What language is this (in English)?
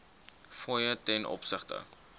Afrikaans